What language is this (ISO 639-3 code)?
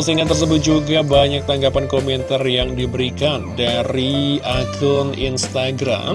ind